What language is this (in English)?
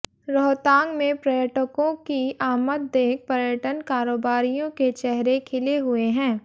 Hindi